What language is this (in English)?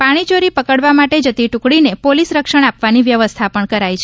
Gujarati